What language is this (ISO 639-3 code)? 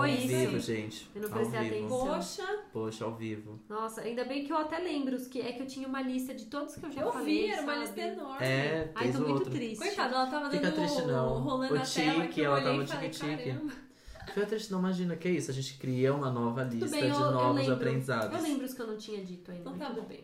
por